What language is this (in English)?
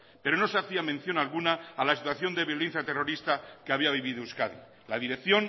Spanish